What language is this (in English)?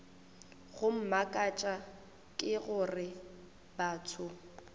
Northern Sotho